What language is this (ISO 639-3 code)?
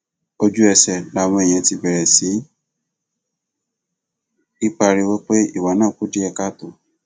yor